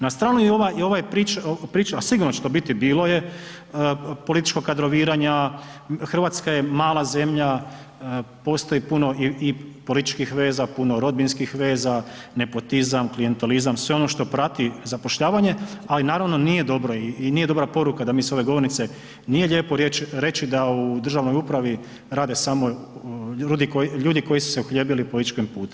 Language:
Croatian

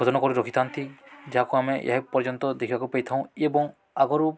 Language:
Odia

